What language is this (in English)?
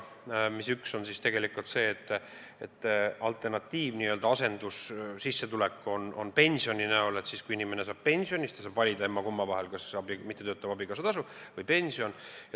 Estonian